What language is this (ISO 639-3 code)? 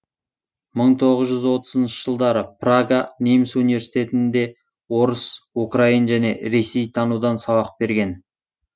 kaz